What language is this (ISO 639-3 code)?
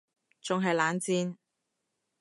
yue